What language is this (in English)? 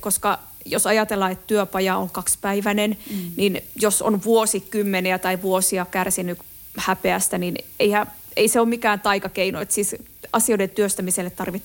Finnish